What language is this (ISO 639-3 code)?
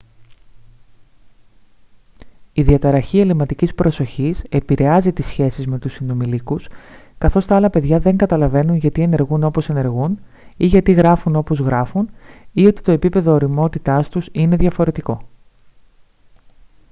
ell